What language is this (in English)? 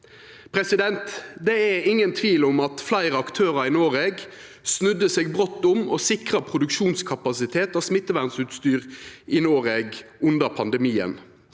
Norwegian